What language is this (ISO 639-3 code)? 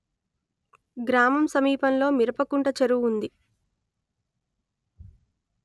tel